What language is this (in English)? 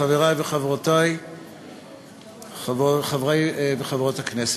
Hebrew